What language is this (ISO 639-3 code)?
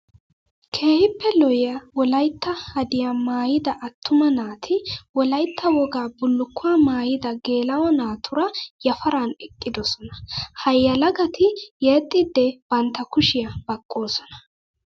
wal